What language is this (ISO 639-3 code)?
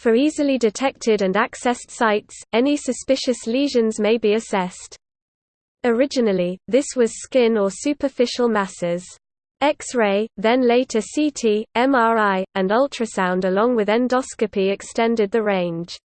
eng